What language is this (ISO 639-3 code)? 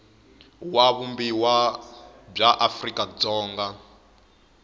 tso